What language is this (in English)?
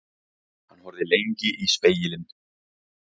Icelandic